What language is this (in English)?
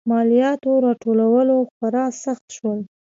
Pashto